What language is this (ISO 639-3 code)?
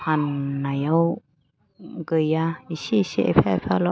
brx